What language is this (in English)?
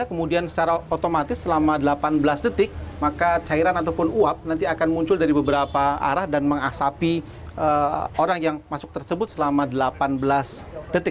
Indonesian